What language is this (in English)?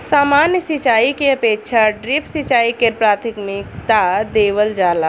Bhojpuri